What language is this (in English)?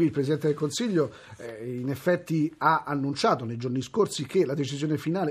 Italian